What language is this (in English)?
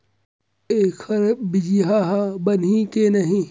Chhattisgarhi